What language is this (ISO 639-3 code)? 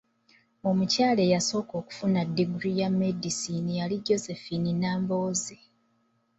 lug